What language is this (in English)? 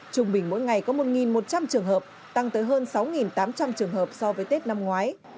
Vietnamese